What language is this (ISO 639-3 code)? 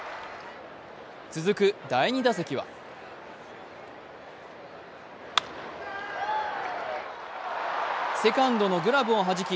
jpn